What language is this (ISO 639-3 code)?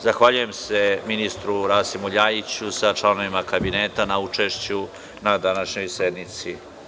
srp